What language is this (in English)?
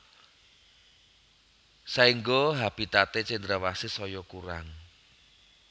Javanese